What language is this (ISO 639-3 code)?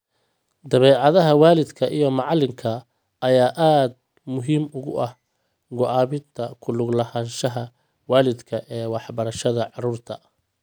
som